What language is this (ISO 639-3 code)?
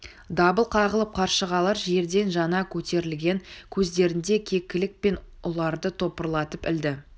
kaz